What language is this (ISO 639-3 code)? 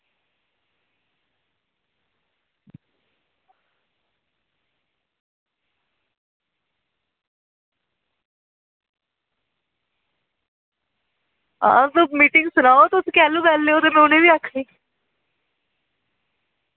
doi